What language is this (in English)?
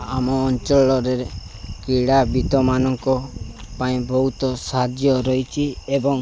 Odia